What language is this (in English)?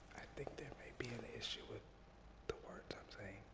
English